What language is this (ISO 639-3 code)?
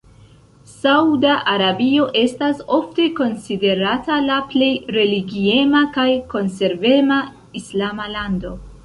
epo